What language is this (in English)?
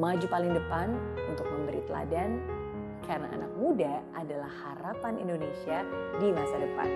Indonesian